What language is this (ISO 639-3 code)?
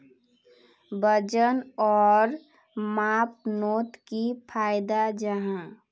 mag